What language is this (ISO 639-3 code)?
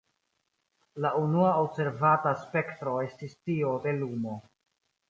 epo